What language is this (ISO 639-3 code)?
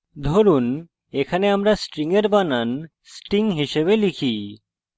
ben